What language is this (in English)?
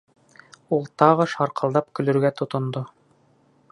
Bashkir